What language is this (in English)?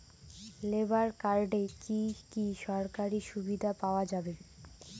Bangla